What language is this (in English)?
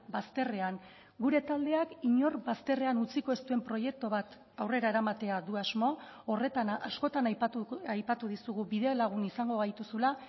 Basque